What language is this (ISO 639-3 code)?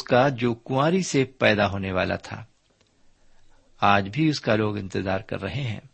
urd